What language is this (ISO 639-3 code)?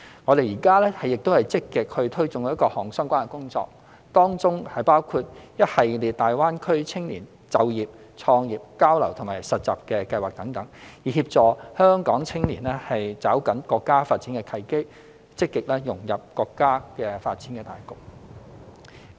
yue